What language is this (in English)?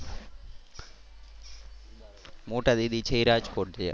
Gujarati